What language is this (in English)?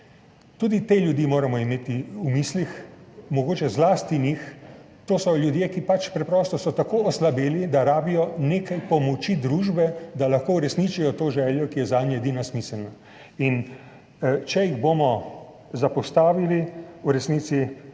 Slovenian